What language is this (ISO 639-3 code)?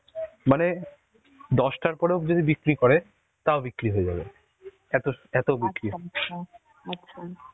ben